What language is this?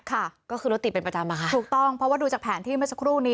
Thai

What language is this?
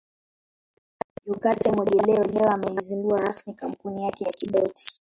Swahili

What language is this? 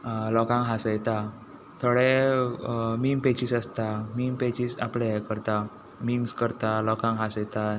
Konkani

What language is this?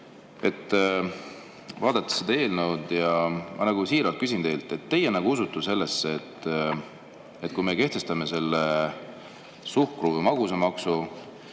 Estonian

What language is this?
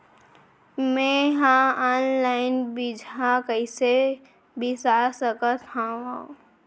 Chhattisgarhi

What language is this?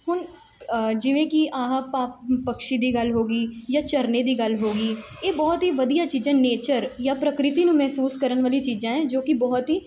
Punjabi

